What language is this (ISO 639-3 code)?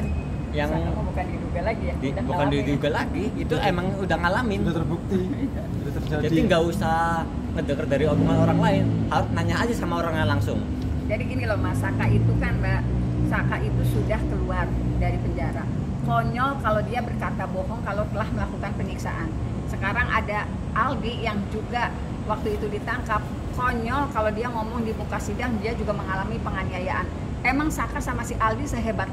ind